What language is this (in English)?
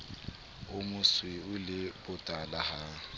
Southern Sotho